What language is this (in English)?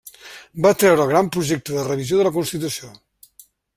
Catalan